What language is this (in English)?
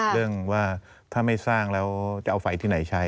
Thai